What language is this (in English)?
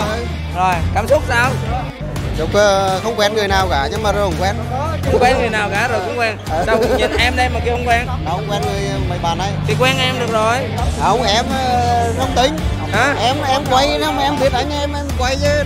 Vietnamese